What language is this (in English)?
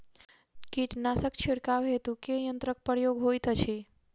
Maithili